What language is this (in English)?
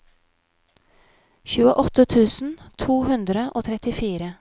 Norwegian